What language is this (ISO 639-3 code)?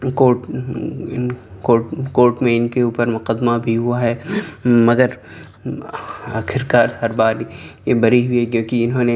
urd